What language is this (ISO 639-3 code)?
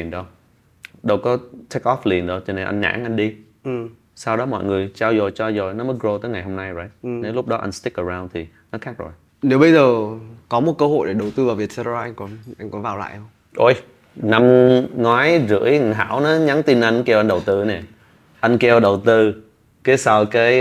vie